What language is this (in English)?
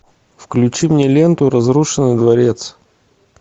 Russian